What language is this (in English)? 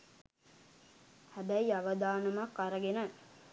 Sinhala